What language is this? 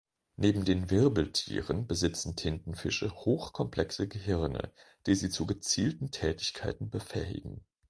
German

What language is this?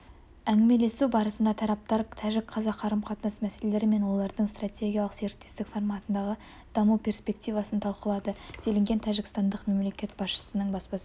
Kazakh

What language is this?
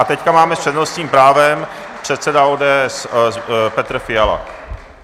Czech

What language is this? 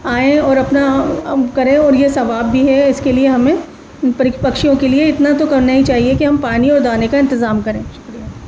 Urdu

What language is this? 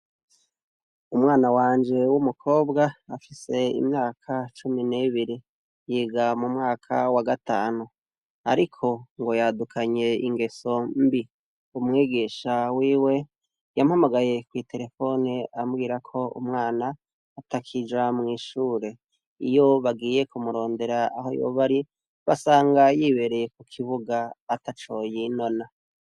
Rundi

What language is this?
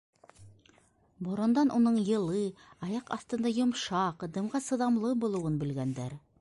Bashkir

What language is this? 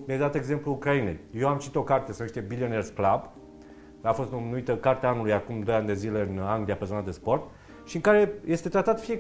Romanian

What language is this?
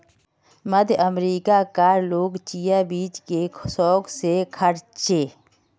Magahi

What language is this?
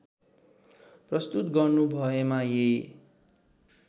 Nepali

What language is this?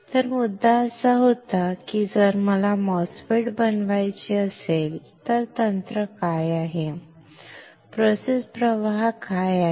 Marathi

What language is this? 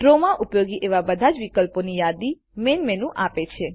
Gujarati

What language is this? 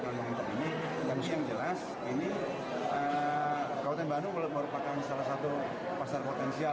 Indonesian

